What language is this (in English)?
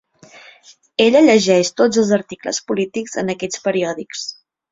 Catalan